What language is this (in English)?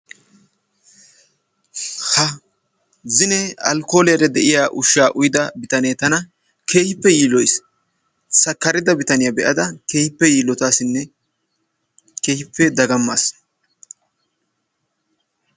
Wolaytta